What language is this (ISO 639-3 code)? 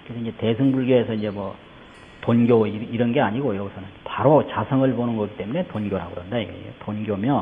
kor